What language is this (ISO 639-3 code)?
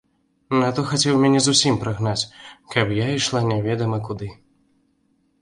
bel